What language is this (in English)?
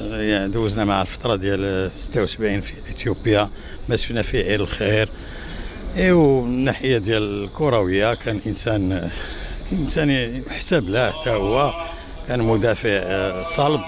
Arabic